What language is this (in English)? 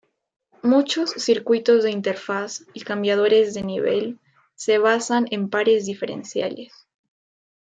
Spanish